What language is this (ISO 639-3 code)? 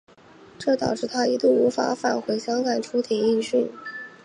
zho